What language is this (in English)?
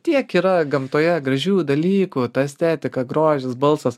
Lithuanian